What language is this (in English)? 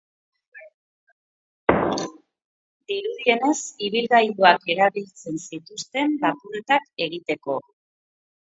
Basque